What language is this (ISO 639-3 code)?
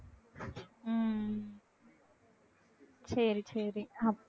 tam